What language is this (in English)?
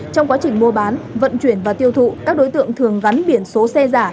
Vietnamese